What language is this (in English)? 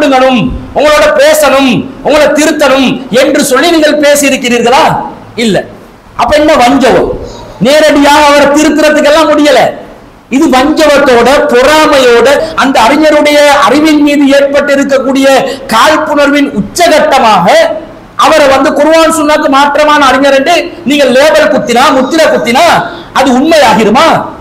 Indonesian